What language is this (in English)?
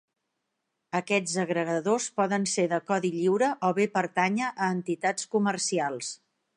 Catalan